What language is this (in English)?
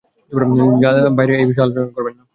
Bangla